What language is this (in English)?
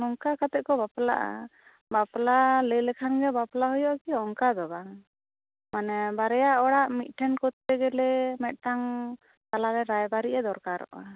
Santali